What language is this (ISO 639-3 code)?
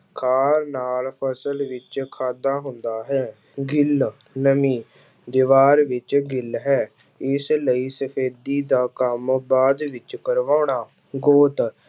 pan